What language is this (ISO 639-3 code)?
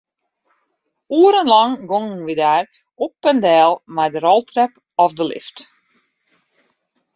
fry